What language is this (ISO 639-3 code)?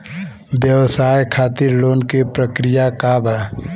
bho